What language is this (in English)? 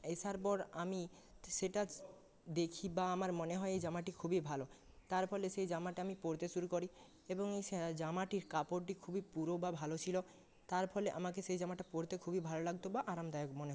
Bangla